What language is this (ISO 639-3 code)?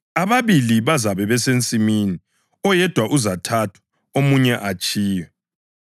nde